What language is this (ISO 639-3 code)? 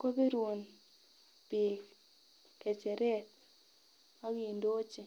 kln